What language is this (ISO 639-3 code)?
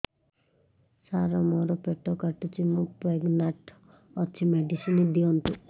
ori